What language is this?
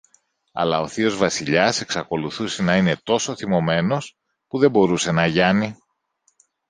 Greek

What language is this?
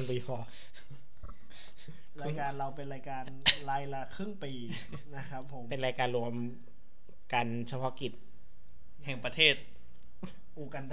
Thai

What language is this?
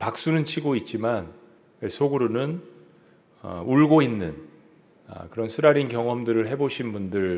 Korean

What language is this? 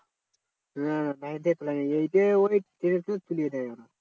Bangla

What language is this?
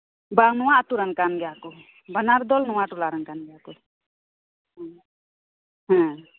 Santali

